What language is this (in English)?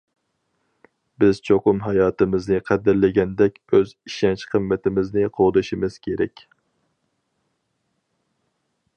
Uyghur